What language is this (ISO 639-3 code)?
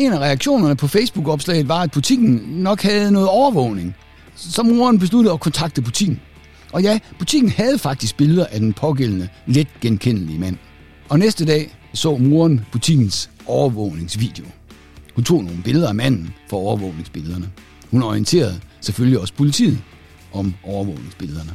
dan